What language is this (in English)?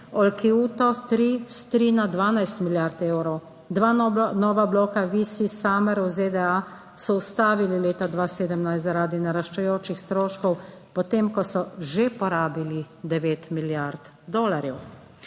Slovenian